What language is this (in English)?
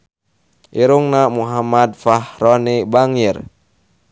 Sundanese